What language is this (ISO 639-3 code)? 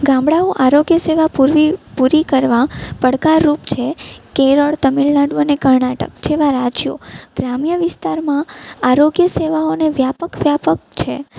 guj